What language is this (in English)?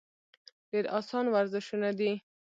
Pashto